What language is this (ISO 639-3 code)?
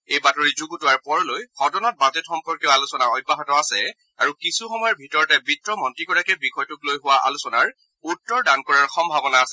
asm